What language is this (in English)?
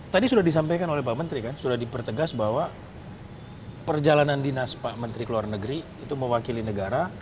Indonesian